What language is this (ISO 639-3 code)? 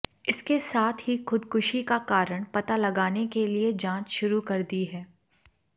hin